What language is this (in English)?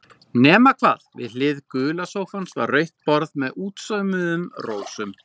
Icelandic